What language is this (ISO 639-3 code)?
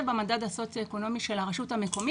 heb